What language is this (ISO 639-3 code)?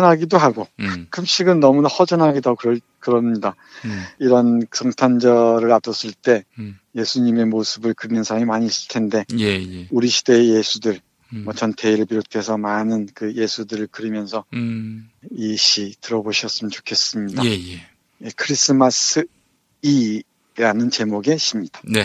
kor